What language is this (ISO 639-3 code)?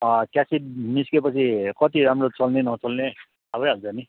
nep